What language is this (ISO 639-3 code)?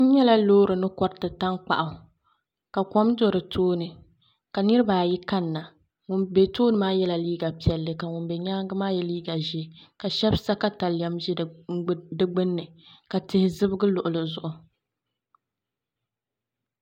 dag